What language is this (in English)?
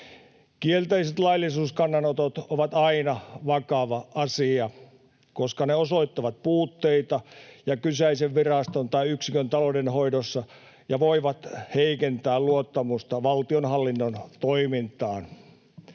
Finnish